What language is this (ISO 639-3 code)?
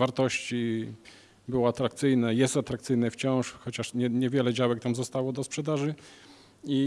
pol